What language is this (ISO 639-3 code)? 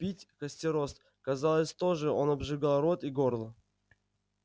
rus